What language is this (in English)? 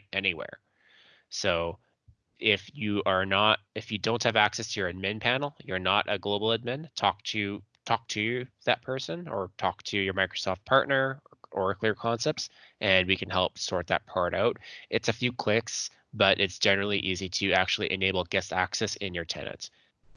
English